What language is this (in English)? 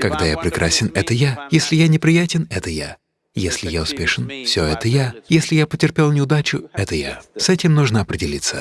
Russian